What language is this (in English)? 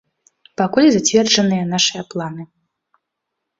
Belarusian